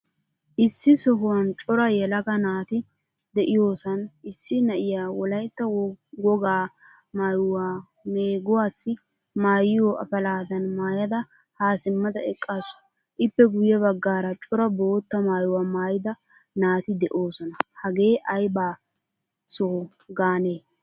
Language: Wolaytta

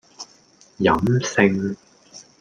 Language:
Cantonese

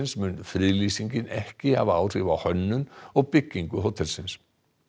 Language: Icelandic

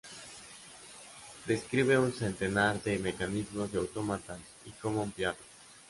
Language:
Spanish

